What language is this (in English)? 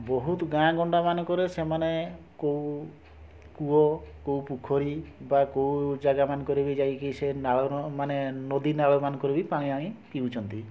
Odia